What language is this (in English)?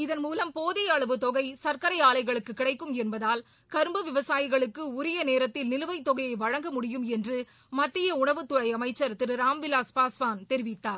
Tamil